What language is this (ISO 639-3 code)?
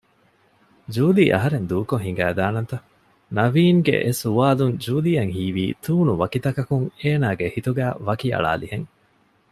div